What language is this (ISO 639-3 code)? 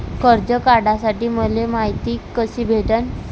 mar